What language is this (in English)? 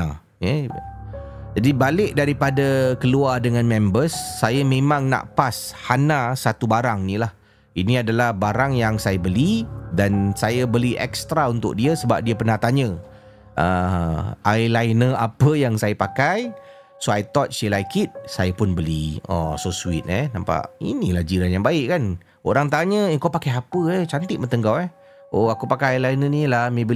Malay